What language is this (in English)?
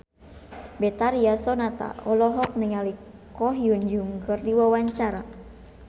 Sundanese